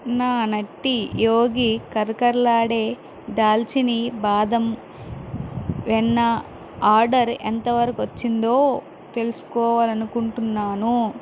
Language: Telugu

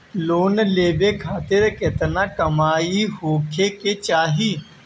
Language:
Bhojpuri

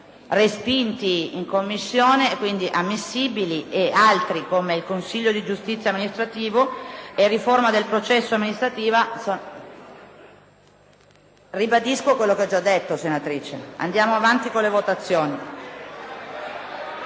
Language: Italian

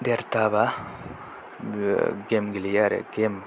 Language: Bodo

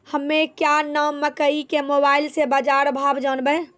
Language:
Maithili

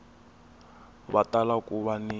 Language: Tsonga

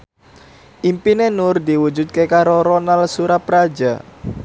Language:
Javanese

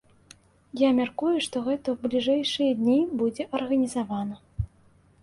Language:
Belarusian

